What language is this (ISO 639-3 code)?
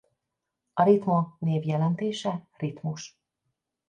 hun